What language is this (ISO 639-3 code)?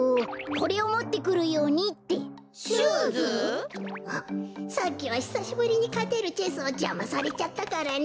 jpn